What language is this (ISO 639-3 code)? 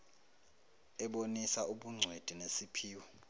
zul